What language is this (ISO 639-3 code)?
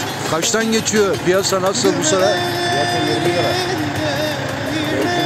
tur